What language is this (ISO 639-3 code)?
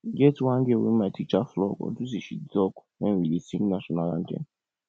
pcm